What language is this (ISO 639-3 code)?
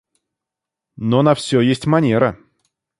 rus